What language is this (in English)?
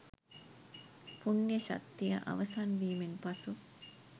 Sinhala